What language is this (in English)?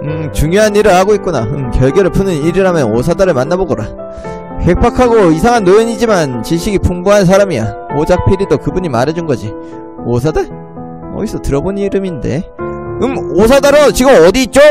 Korean